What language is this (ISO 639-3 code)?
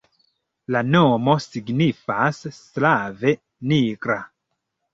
epo